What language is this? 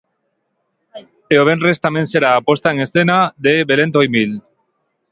Galician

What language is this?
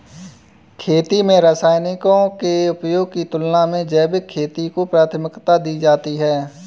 Hindi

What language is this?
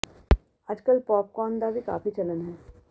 Punjabi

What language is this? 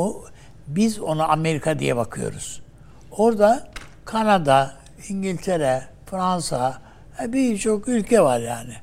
Turkish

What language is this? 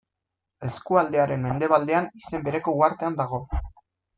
Basque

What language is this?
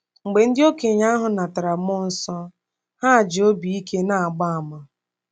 Igbo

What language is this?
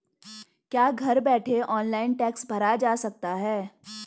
Hindi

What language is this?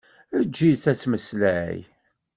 Kabyle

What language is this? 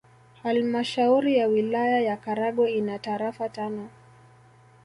Swahili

